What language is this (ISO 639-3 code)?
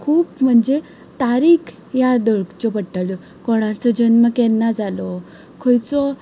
kok